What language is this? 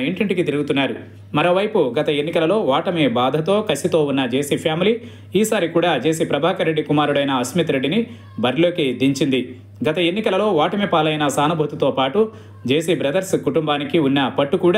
Telugu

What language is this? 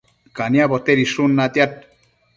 Matsés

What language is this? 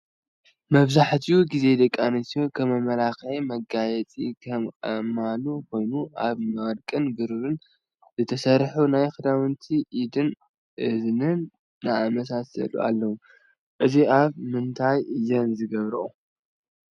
Tigrinya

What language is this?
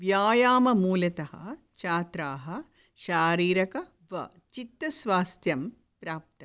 Sanskrit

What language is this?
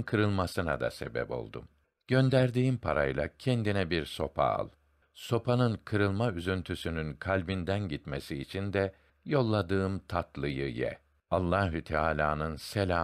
Turkish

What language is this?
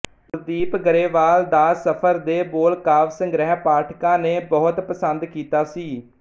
Punjabi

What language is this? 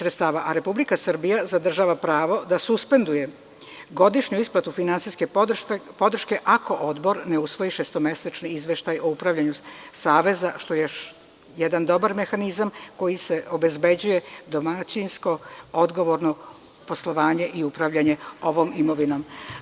Serbian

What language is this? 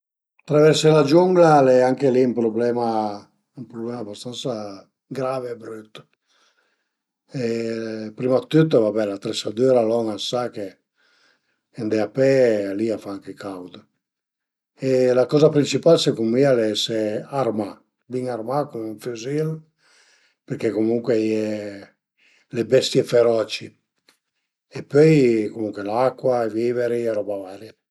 Piedmontese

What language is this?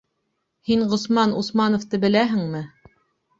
Bashkir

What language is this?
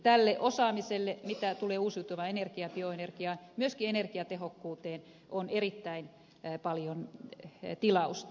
Finnish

